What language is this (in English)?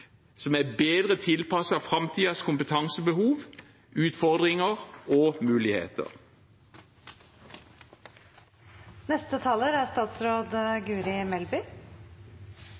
Norwegian Bokmål